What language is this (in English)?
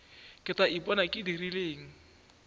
Northern Sotho